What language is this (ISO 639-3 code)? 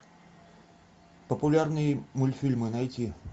rus